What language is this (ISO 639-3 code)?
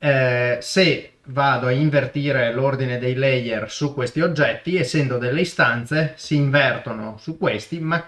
ita